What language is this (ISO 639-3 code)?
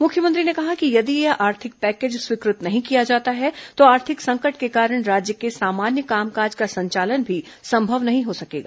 hin